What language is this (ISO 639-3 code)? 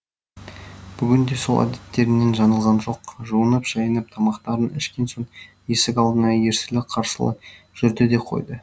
kaz